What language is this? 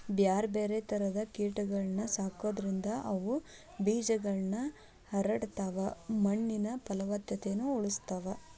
Kannada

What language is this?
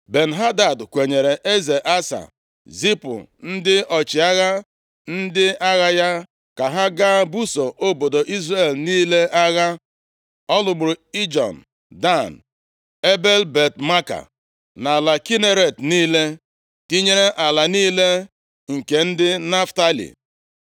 Igbo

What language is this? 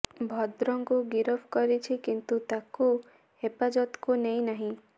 Odia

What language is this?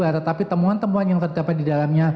Indonesian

